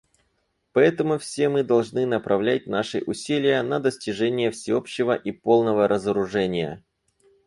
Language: Russian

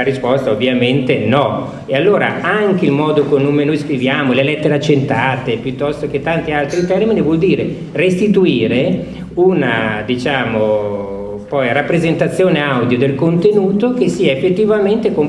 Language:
Italian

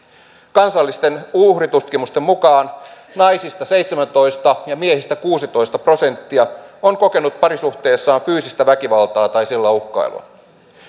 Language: Finnish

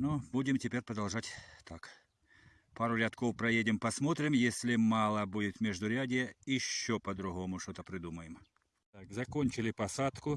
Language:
Russian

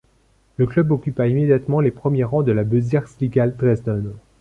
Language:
French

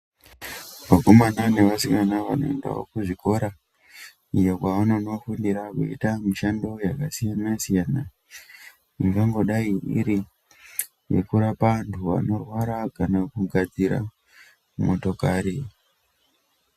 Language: Ndau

